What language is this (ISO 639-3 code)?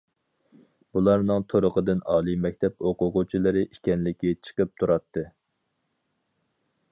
uig